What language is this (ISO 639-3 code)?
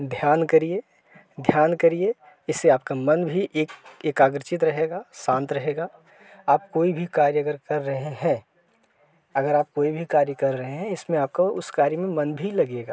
hin